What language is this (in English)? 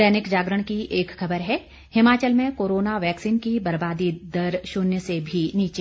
Hindi